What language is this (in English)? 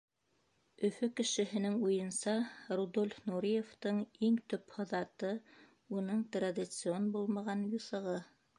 Bashkir